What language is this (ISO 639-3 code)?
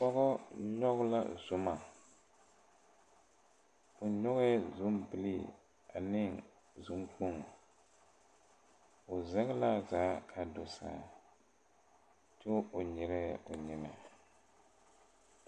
dga